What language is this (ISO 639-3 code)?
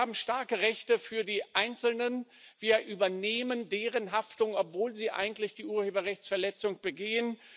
deu